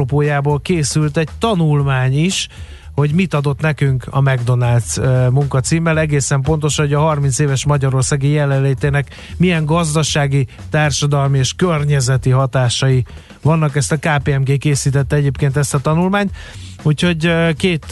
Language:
Hungarian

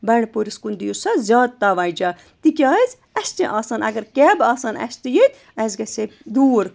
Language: Kashmiri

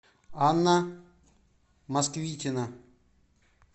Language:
Russian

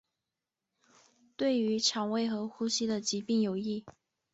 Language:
Chinese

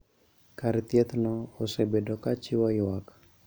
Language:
Luo (Kenya and Tanzania)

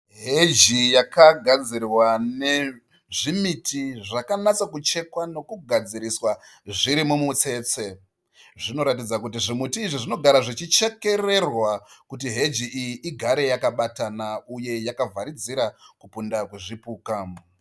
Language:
Shona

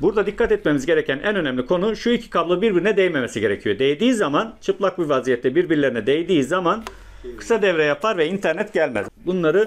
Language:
Turkish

